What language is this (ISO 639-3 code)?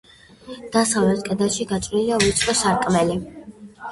kat